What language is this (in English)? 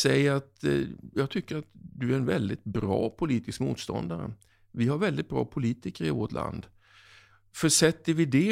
Swedish